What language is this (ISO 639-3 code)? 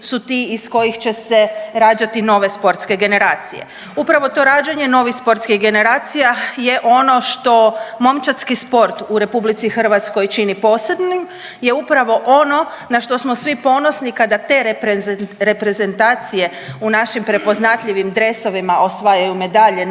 hrv